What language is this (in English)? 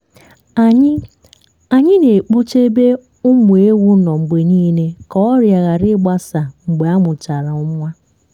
Igbo